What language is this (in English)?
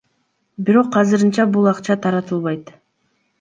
Kyrgyz